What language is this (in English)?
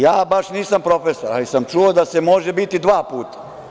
Serbian